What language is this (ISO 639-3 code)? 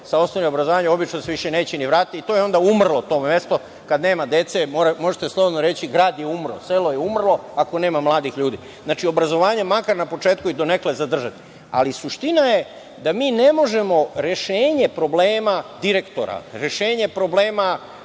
srp